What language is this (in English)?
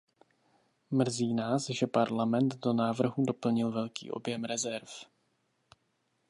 Czech